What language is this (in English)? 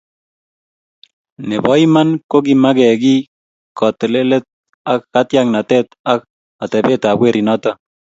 Kalenjin